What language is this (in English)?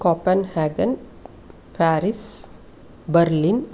Sanskrit